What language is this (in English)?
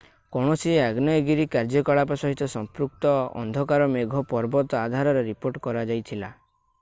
Odia